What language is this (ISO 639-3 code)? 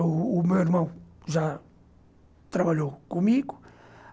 por